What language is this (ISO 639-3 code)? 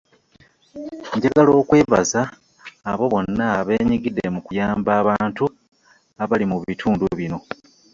lug